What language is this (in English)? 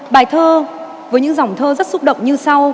Vietnamese